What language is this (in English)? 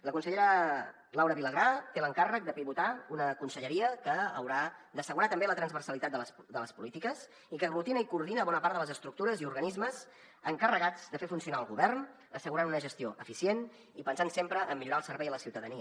Catalan